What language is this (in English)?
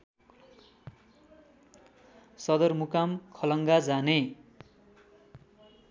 Nepali